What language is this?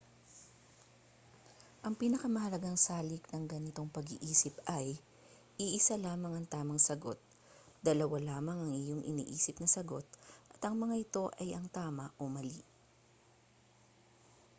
Filipino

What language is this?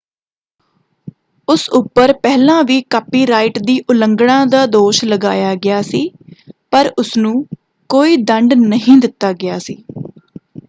Punjabi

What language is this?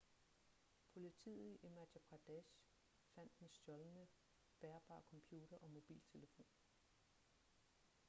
Danish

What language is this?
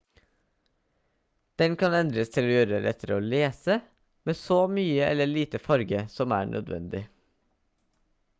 Norwegian Bokmål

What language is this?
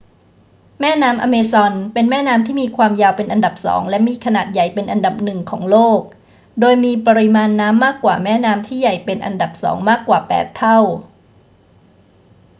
Thai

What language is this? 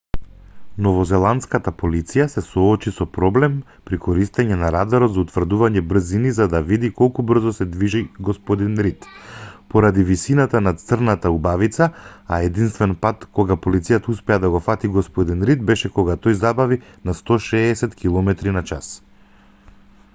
Macedonian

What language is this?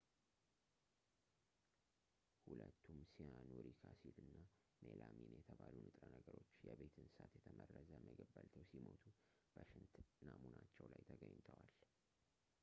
Amharic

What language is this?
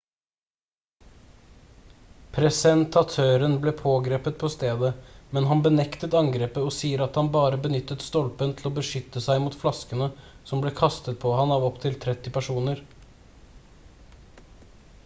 Norwegian Bokmål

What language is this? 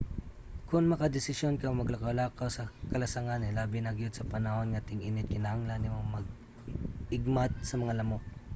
Cebuano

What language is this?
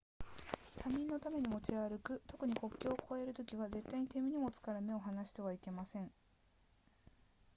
Japanese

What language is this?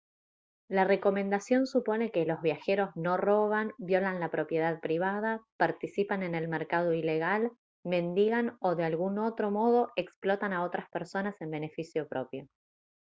Spanish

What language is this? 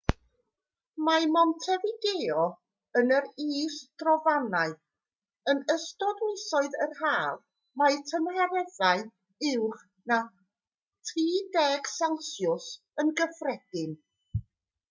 Welsh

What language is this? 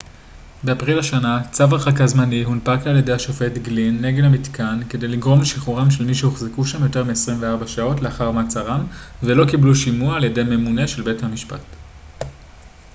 Hebrew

